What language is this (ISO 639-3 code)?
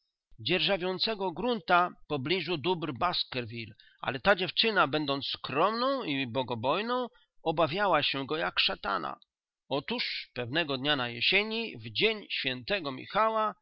pol